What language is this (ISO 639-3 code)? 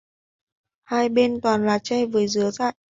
vie